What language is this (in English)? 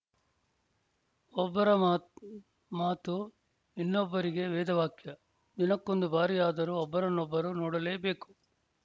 Kannada